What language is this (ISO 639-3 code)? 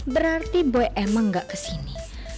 ind